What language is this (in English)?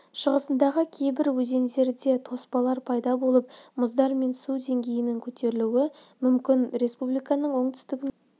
Kazakh